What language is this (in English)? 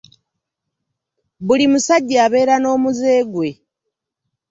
Ganda